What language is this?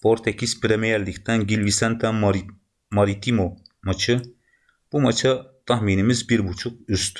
Turkish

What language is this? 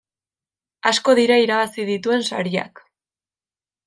Basque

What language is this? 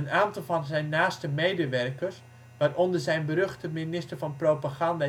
Dutch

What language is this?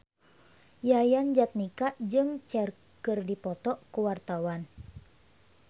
Sundanese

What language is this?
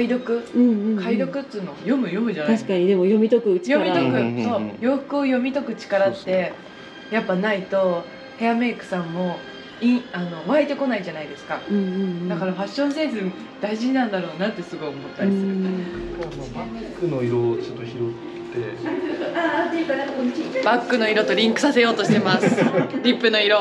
Japanese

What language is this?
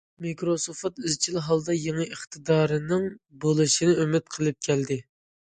Uyghur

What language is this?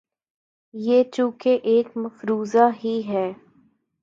Urdu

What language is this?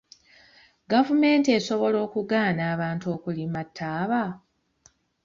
Ganda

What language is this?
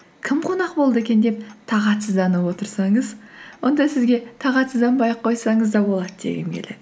Kazakh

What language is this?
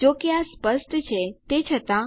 Gujarati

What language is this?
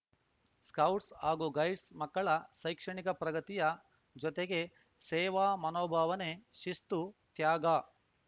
Kannada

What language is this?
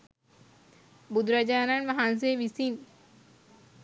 Sinhala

